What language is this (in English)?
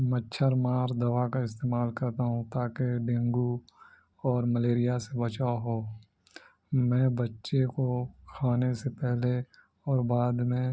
Urdu